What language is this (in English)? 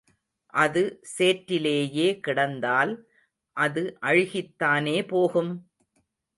Tamil